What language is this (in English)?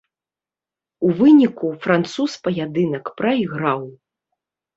Belarusian